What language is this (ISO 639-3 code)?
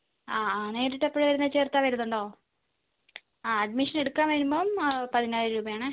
mal